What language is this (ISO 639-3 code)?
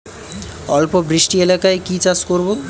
ben